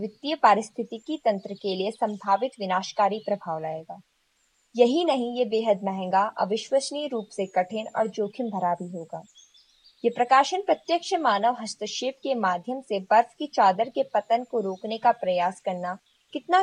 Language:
Hindi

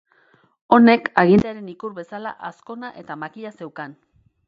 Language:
Basque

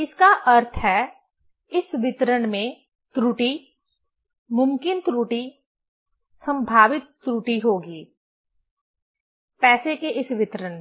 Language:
Hindi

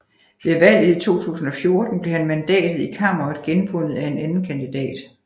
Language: Danish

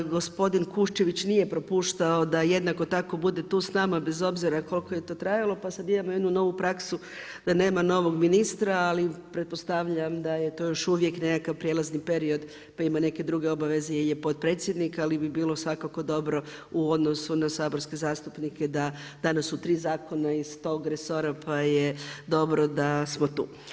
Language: Croatian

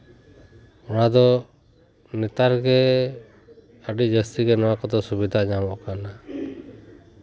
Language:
Santali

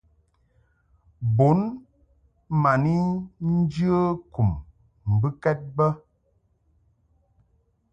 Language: Mungaka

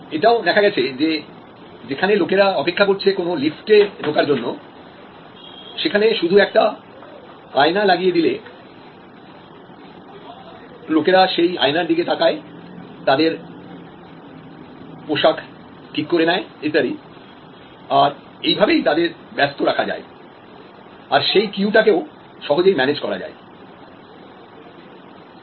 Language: Bangla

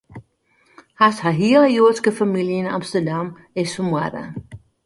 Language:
Western Frisian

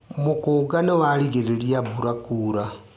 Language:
Kikuyu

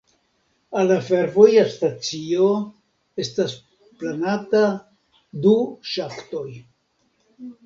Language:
Esperanto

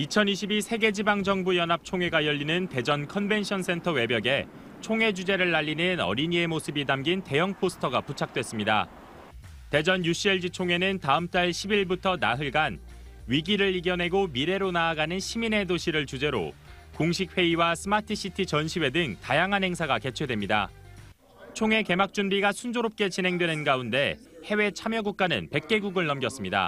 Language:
Korean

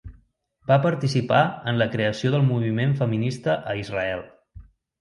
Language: Catalan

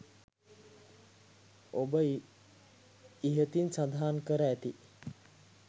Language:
Sinhala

